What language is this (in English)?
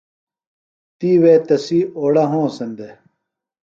Phalura